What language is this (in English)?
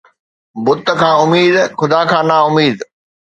Sindhi